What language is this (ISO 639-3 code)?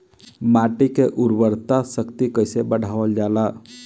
bho